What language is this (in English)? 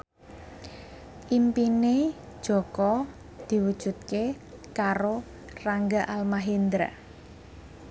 Javanese